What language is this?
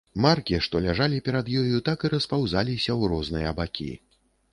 Belarusian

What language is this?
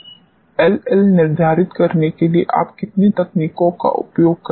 Hindi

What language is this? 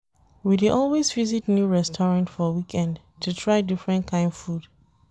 Nigerian Pidgin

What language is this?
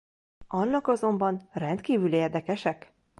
Hungarian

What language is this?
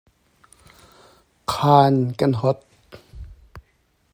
Hakha Chin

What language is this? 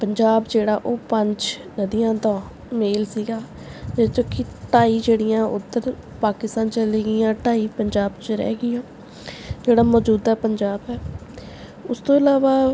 Punjabi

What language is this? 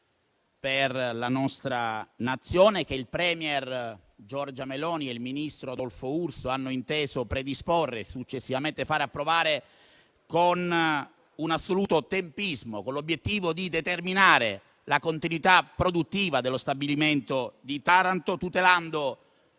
Italian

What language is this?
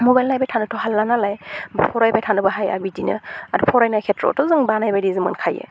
Bodo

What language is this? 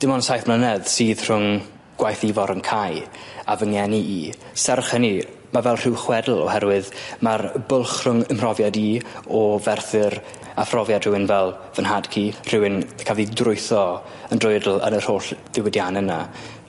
Welsh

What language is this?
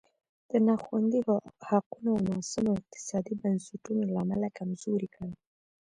Pashto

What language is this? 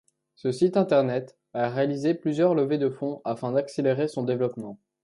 French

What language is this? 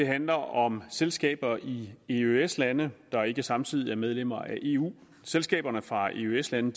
Danish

